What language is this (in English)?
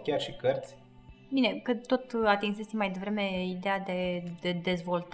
Romanian